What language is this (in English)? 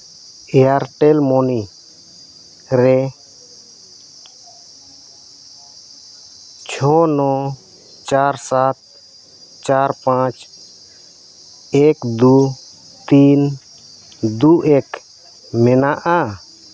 Santali